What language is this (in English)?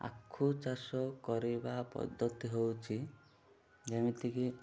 Odia